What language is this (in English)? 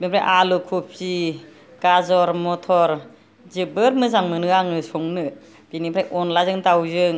Bodo